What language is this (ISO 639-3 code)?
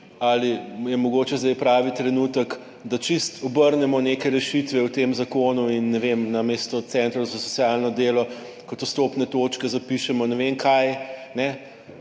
slv